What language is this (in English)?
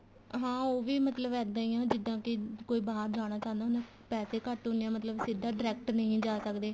Punjabi